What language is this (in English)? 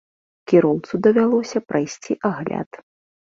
Belarusian